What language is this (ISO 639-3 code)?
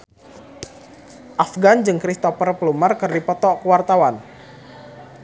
sun